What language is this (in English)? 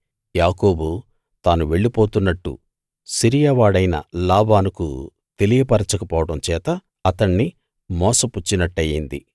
Telugu